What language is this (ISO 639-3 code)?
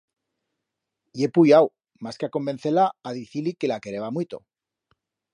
arg